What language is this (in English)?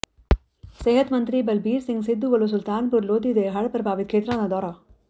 Punjabi